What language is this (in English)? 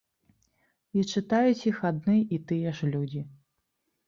Belarusian